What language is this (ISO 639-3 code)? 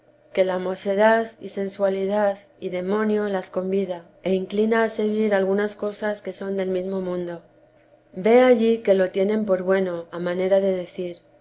spa